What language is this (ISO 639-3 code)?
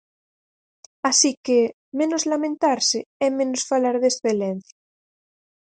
glg